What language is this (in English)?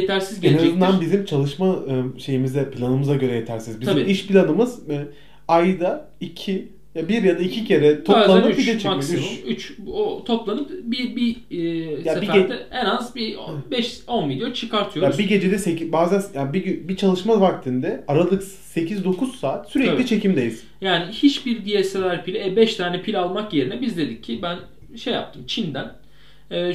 Turkish